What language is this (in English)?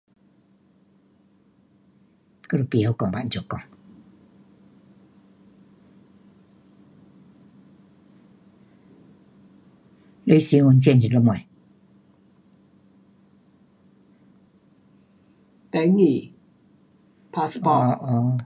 Pu-Xian Chinese